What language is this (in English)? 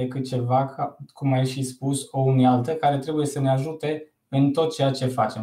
Romanian